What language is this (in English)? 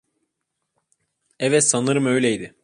Turkish